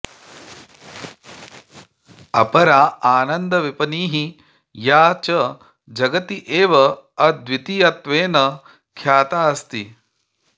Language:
Sanskrit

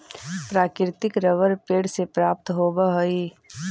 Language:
Magahi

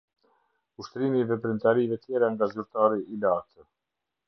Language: Albanian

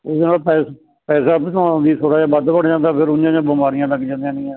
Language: Punjabi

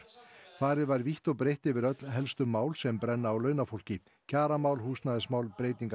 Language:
Icelandic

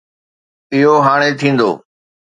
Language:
Sindhi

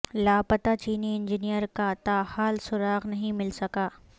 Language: Urdu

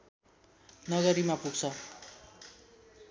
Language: Nepali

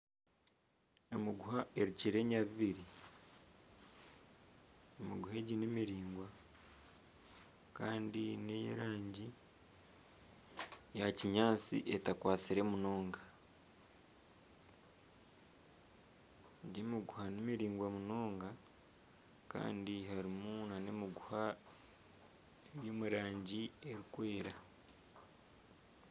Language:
Nyankole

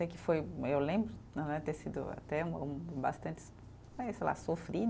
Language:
Portuguese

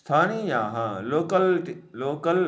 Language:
Sanskrit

